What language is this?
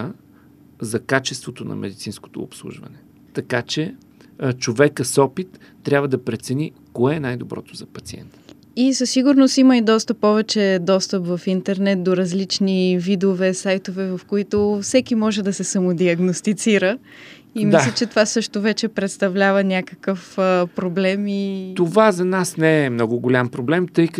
Bulgarian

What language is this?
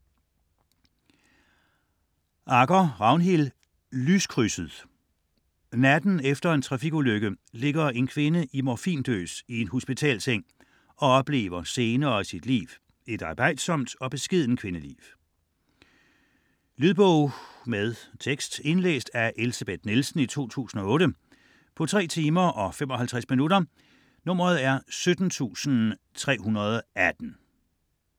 Danish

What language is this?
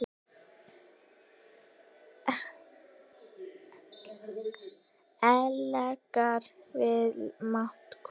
Icelandic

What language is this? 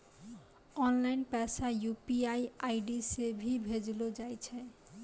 Maithili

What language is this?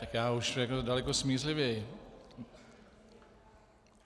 Czech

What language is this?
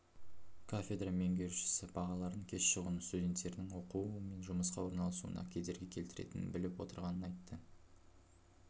Kazakh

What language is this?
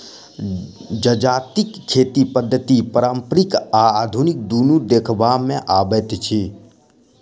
Maithili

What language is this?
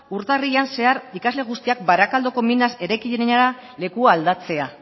Basque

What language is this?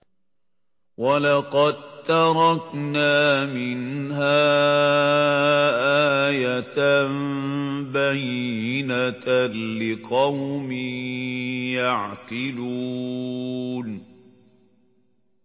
Arabic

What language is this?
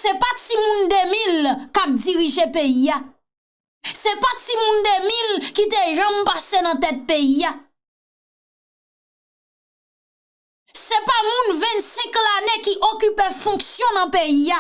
French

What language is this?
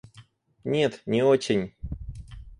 Russian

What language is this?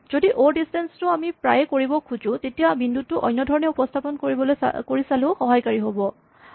Assamese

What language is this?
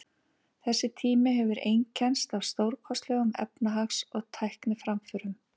Icelandic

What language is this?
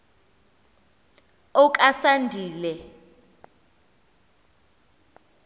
Xhosa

